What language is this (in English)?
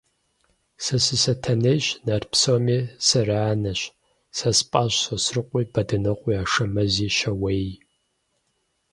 Kabardian